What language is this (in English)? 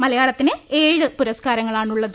Malayalam